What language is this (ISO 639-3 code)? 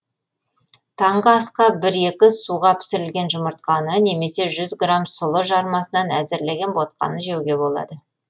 kaz